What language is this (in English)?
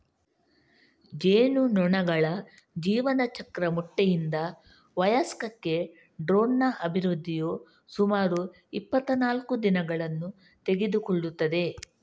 Kannada